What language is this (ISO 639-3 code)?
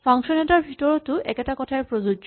asm